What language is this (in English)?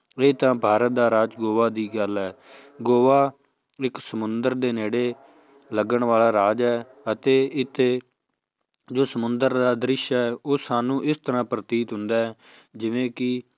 Punjabi